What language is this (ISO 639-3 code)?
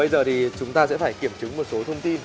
vie